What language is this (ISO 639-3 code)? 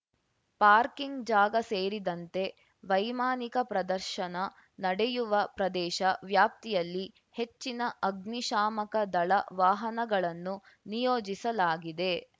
kan